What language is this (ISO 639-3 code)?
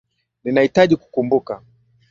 swa